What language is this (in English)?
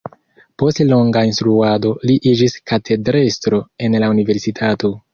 Esperanto